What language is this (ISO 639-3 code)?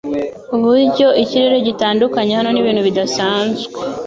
kin